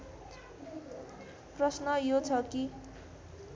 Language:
Nepali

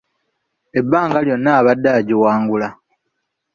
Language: Ganda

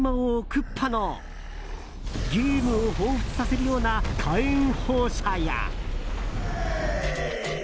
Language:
Japanese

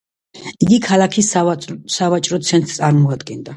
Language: Georgian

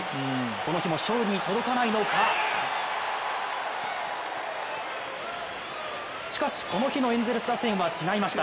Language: Japanese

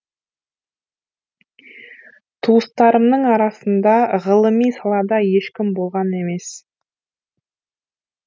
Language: Kazakh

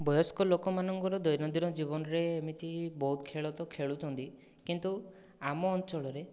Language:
Odia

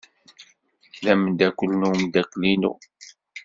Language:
Kabyle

